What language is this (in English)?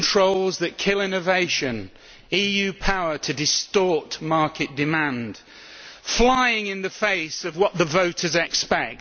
English